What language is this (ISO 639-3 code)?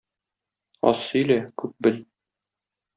tat